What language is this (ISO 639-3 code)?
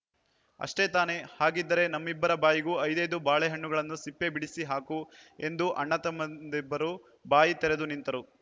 kan